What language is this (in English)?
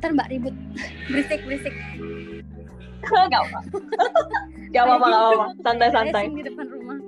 Indonesian